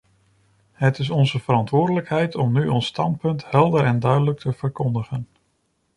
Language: Dutch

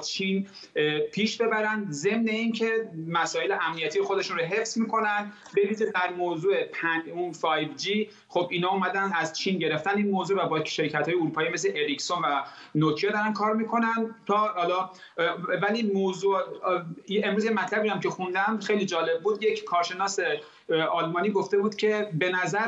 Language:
Persian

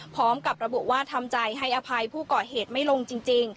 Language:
Thai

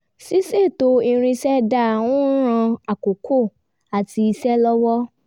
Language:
Yoruba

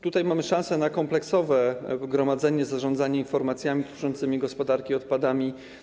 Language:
Polish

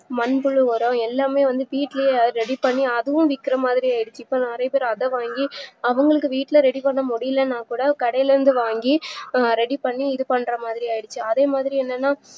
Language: Tamil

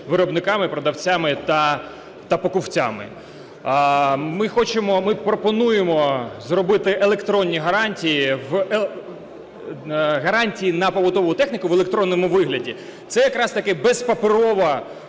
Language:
Ukrainian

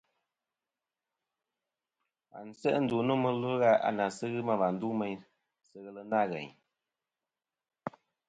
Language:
Kom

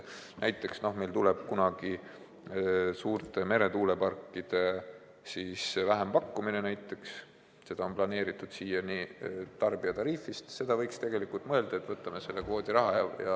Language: Estonian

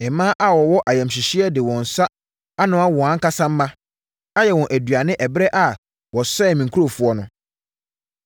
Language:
Akan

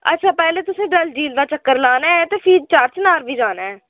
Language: Dogri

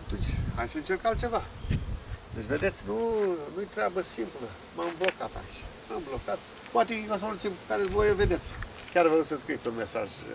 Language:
Romanian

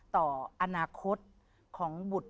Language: Thai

